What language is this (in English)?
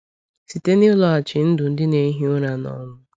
Igbo